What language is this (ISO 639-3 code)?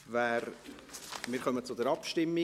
gsw